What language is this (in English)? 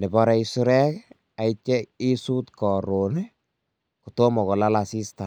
Kalenjin